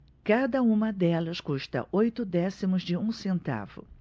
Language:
Portuguese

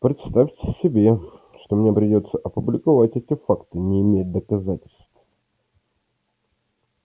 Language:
Russian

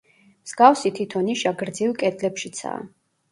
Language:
Georgian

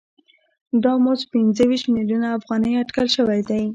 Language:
Pashto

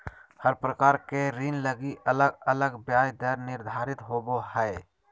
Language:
Magahi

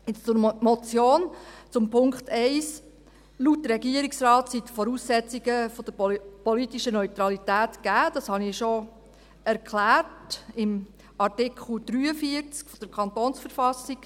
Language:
Swiss German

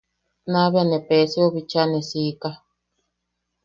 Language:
Yaqui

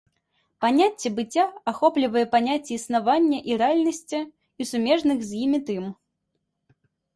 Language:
Belarusian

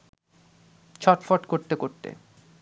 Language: Bangla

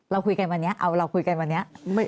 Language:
Thai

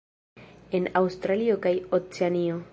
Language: Esperanto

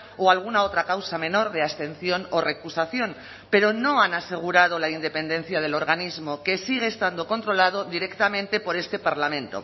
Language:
Spanish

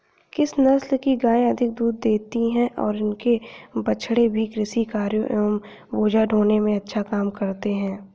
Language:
Hindi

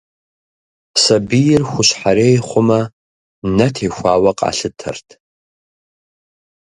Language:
Kabardian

